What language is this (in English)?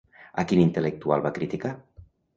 Catalan